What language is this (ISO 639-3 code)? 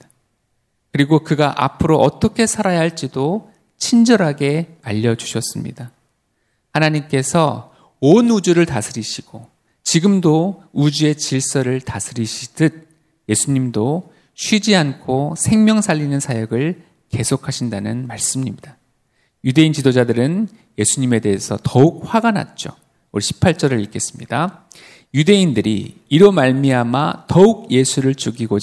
kor